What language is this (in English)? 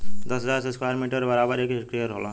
Bhojpuri